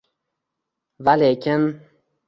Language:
Uzbek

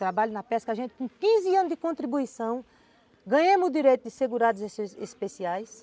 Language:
Portuguese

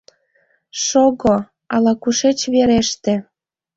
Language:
Mari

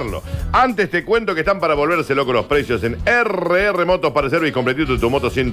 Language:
Spanish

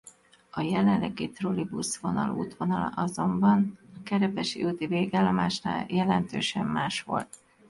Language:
Hungarian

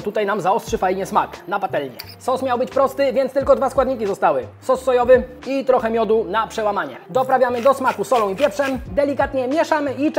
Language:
Polish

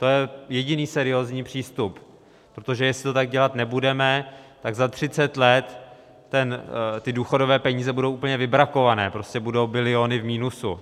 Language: Czech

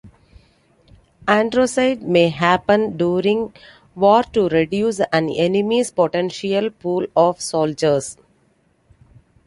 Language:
English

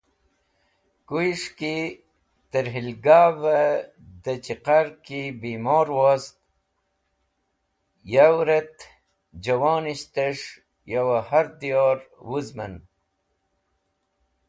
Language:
Wakhi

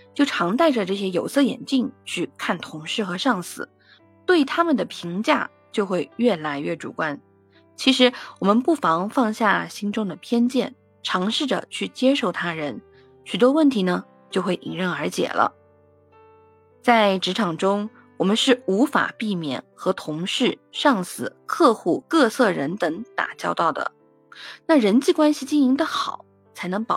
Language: Chinese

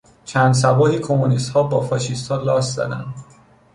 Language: Persian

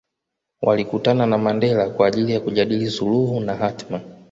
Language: Swahili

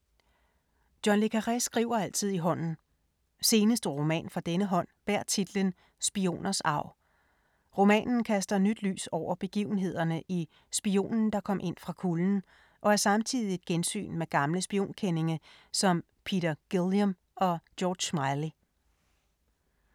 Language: Danish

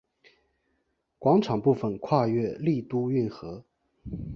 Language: Chinese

